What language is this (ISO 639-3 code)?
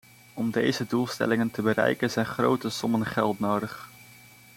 nld